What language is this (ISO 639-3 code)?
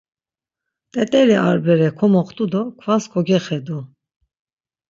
lzz